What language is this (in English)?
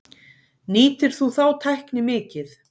Icelandic